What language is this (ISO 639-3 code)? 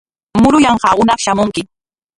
qwa